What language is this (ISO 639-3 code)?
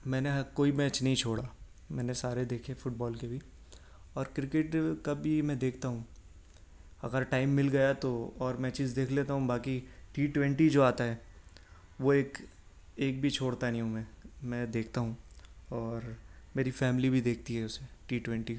urd